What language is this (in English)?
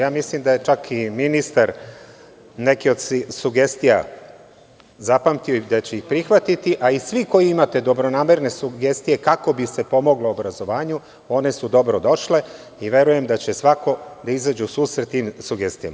Serbian